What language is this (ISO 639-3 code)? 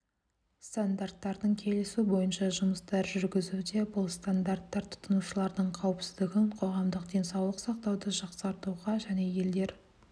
kaz